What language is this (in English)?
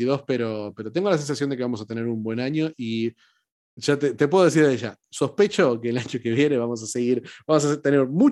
Spanish